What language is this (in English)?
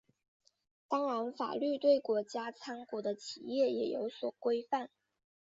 Chinese